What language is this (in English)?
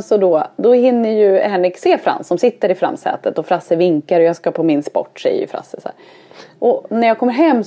Swedish